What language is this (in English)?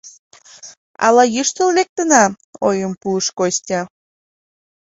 Mari